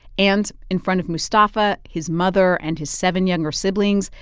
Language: English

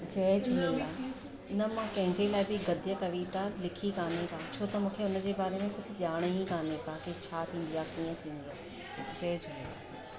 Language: Sindhi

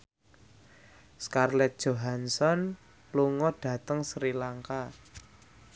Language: Javanese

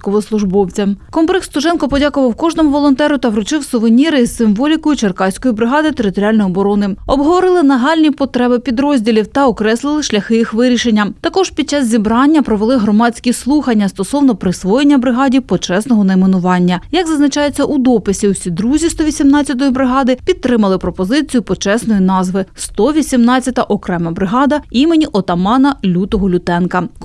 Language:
Ukrainian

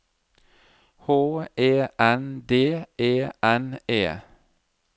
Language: Norwegian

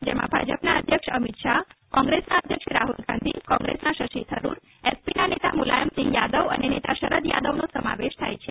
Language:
Gujarati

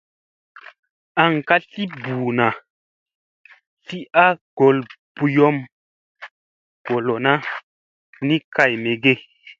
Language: Musey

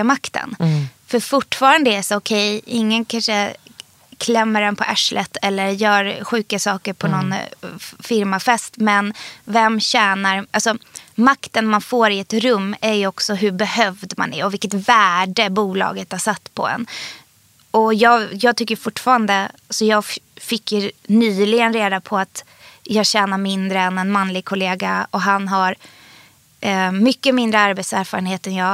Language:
Swedish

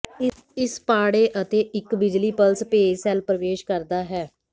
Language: Punjabi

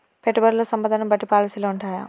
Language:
Telugu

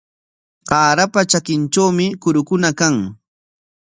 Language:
Corongo Ancash Quechua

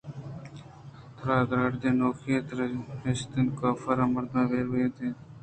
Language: Eastern Balochi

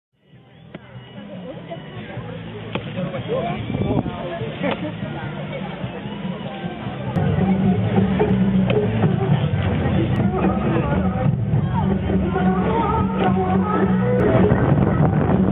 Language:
Japanese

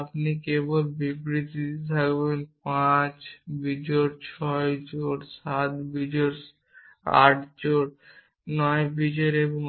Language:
Bangla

